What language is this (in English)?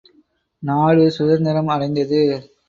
Tamil